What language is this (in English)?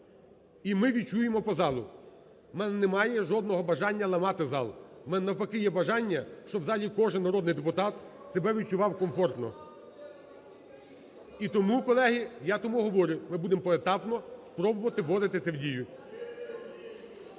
Ukrainian